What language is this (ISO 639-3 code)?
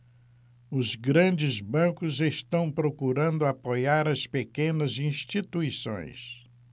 por